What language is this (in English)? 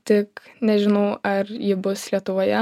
Lithuanian